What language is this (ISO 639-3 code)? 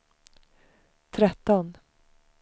swe